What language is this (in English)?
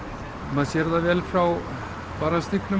Icelandic